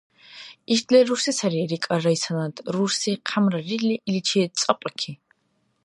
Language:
Dargwa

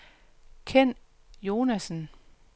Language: Danish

